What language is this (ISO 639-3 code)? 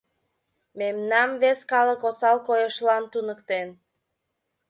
chm